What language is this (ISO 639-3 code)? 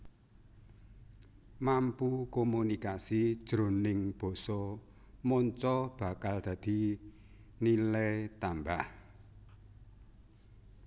jav